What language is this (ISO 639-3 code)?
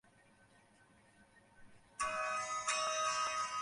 ben